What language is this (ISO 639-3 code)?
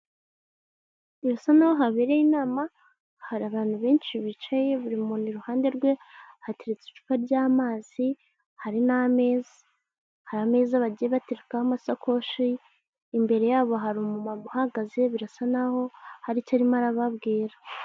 kin